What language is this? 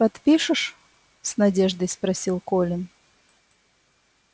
Russian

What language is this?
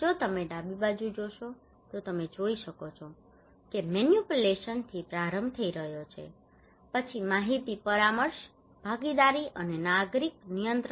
Gujarati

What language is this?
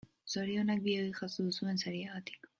Basque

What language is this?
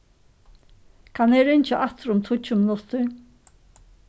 Faroese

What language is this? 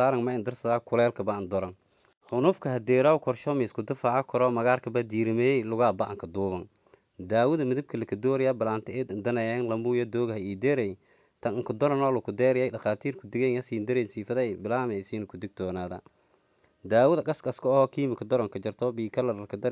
Somali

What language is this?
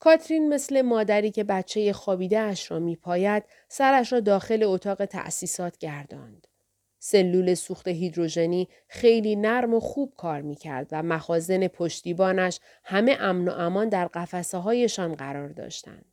Persian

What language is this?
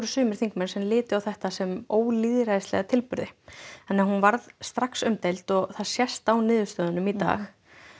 Icelandic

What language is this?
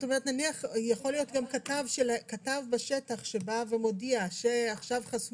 Hebrew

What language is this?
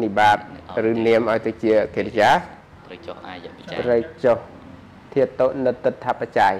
Thai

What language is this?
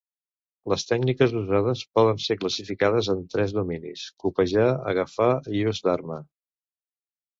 Catalan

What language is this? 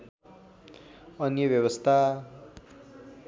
Nepali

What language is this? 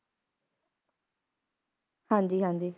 Punjabi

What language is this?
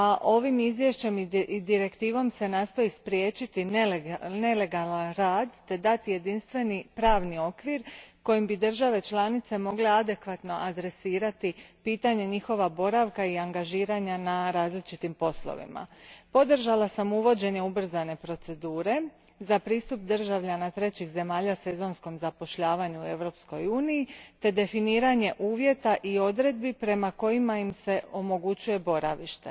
Croatian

